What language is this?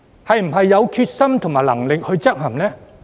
Cantonese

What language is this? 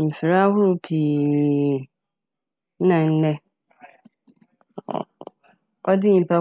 Akan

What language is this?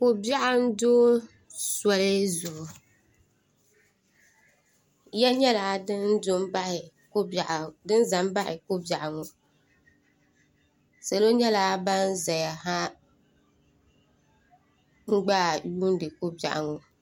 Dagbani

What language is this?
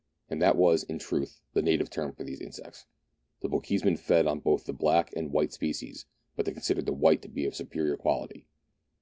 English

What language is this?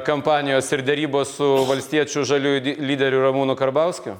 Lithuanian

